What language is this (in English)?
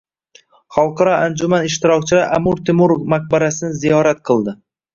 Uzbek